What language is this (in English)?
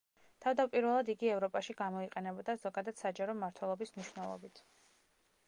Georgian